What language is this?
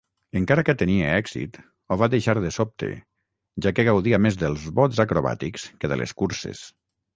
Catalan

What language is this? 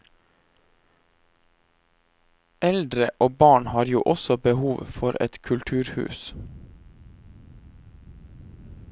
Norwegian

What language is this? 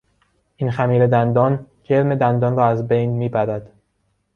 Persian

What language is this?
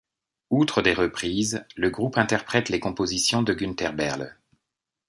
French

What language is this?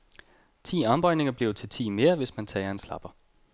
Danish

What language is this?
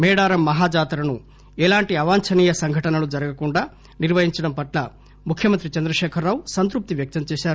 Telugu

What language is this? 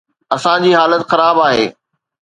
Sindhi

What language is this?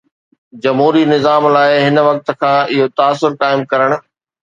Sindhi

